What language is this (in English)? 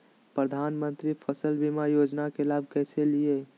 Magahi